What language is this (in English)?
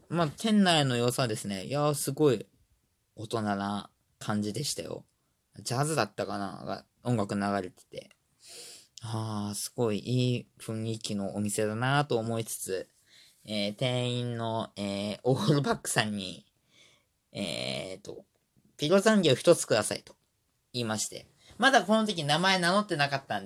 Japanese